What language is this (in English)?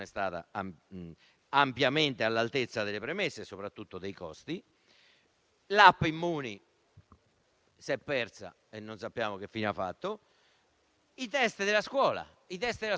Italian